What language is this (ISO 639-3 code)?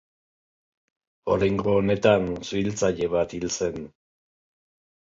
eus